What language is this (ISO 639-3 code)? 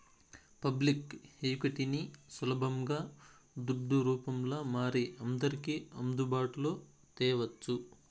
tel